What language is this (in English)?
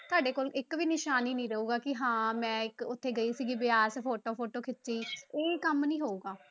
Punjabi